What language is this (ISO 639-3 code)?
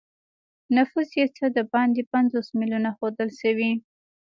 pus